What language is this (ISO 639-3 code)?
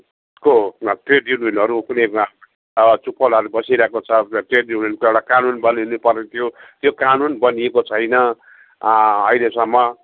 nep